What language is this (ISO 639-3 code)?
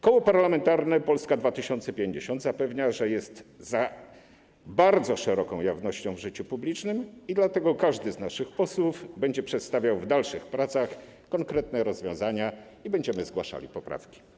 pol